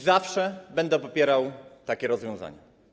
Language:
Polish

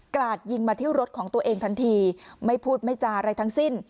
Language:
Thai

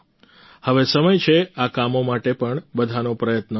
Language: Gujarati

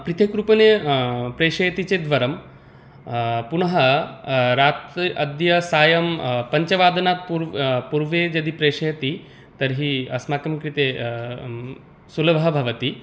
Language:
Sanskrit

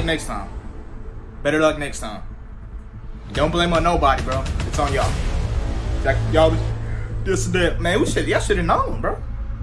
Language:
English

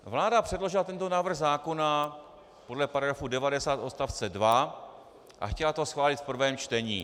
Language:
Czech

